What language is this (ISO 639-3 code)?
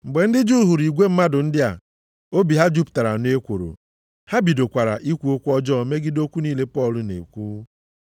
ibo